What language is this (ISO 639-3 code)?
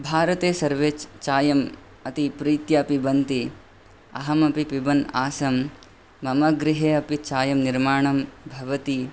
san